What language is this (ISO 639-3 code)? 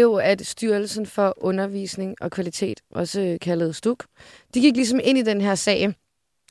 dan